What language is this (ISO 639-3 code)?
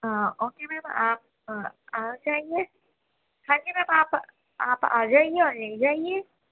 urd